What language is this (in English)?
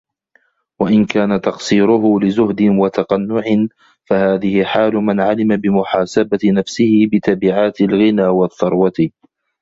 Arabic